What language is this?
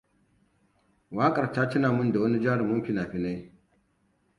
Hausa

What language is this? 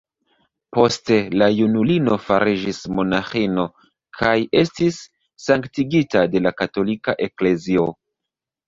Esperanto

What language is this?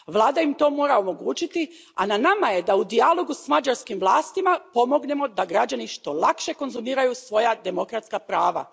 Croatian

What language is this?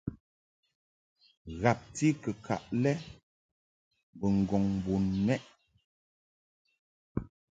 Mungaka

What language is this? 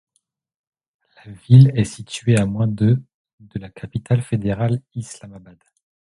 French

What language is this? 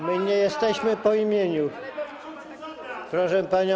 Polish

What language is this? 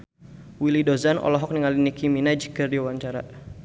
Sundanese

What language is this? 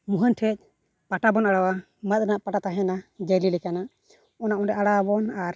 Santali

